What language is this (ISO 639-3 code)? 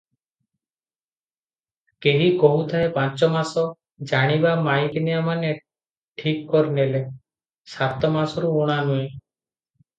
ori